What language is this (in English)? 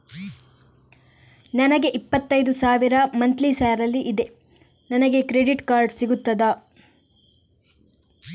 Kannada